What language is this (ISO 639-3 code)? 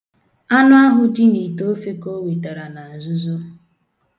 ibo